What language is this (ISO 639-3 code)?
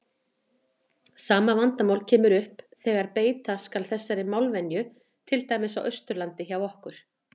isl